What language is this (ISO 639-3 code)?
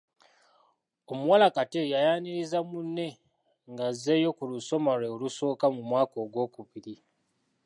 lug